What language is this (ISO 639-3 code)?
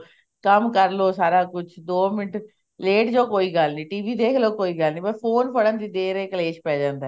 pan